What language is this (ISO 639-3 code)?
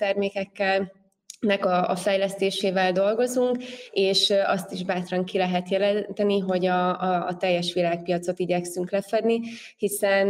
hun